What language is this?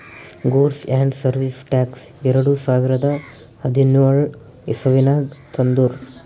Kannada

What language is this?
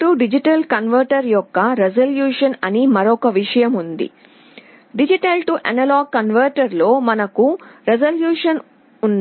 Telugu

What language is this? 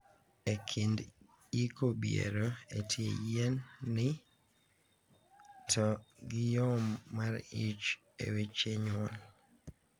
Luo (Kenya and Tanzania)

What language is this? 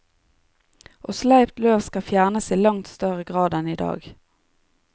Norwegian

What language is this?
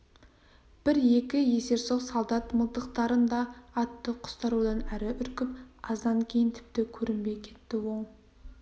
Kazakh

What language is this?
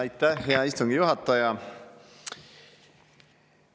Estonian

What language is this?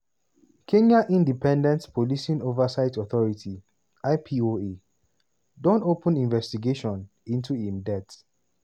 Nigerian Pidgin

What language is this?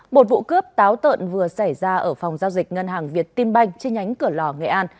Vietnamese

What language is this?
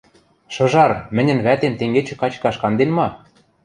Western Mari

